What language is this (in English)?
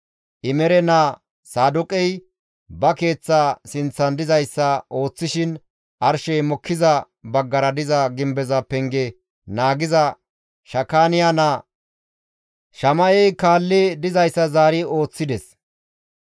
Gamo